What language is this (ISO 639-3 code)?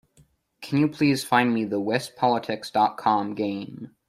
eng